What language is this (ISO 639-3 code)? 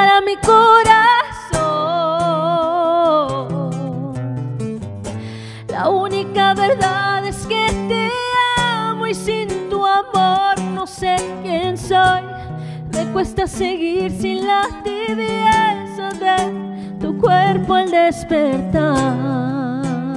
spa